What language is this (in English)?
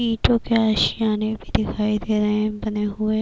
Urdu